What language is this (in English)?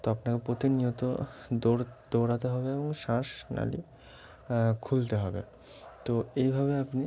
Bangla